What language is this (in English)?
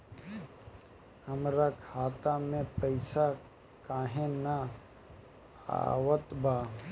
Bhojpuri